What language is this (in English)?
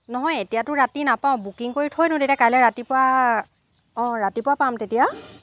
Assamese